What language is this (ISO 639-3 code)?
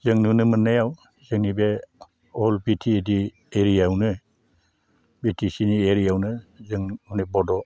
brx